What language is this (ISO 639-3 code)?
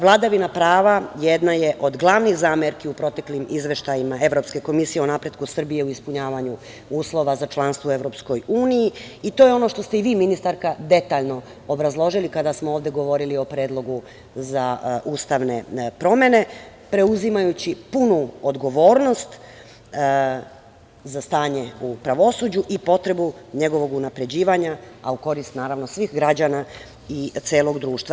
srp